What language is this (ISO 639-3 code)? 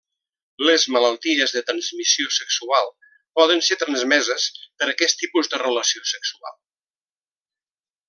cat